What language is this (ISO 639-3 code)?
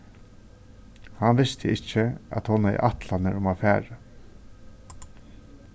fao